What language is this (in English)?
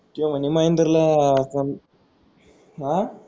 Marathi